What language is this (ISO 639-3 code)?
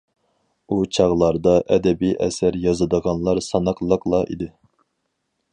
uig